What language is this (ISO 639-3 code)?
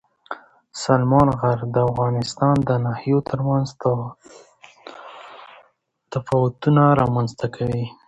pus